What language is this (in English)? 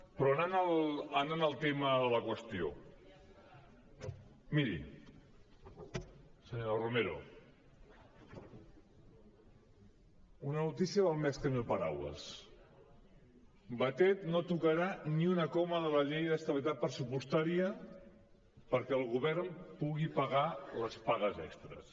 Catalan